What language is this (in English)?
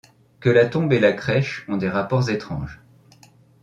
French